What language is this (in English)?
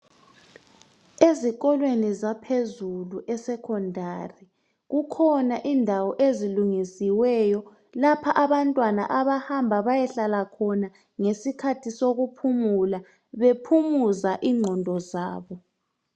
North Ndebele